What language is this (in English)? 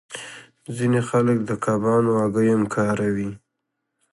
Pashto